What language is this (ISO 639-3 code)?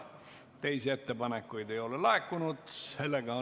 est